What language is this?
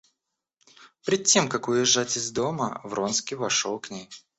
Russian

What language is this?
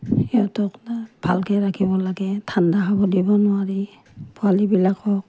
Assamese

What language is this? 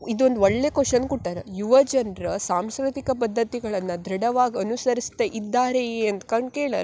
Kannada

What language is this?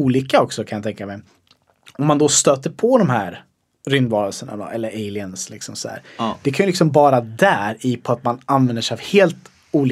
Swedish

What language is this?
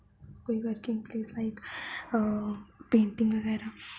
Dogri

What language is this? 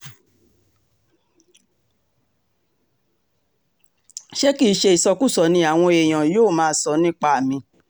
Yoruba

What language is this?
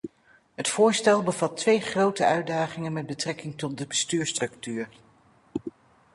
Dutch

